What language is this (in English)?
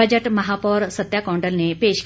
Hindi